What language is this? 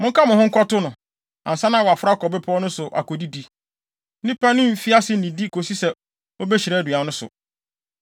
Akan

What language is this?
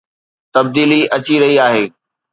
Sindhi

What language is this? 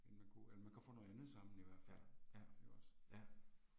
Danish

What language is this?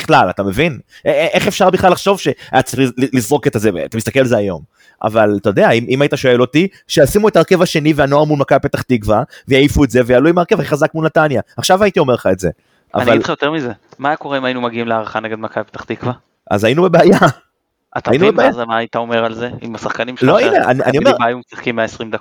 Hebrew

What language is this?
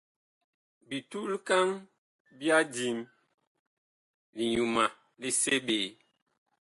Bakoko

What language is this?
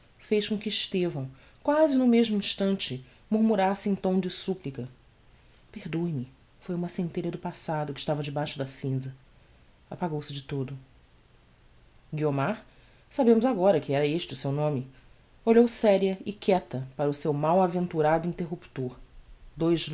Portuguese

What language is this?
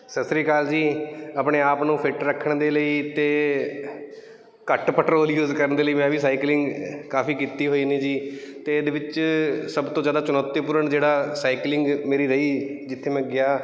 Punjabi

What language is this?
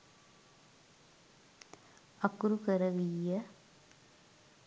Sinhala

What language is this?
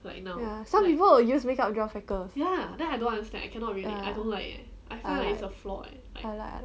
English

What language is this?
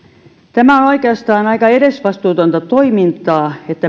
Finnish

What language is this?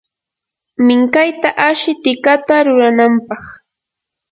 Yanahuanca Pasco Quechua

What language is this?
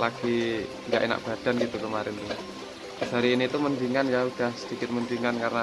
Indonesian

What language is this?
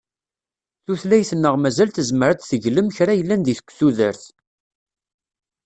Kabyle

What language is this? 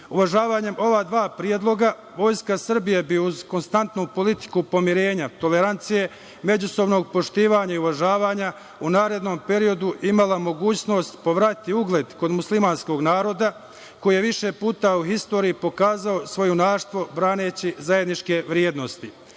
Serbian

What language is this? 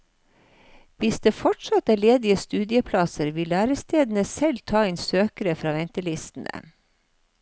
Norwegian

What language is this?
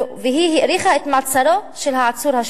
Hebrew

